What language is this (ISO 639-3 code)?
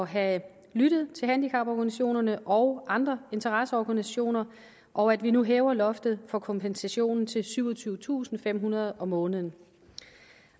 dan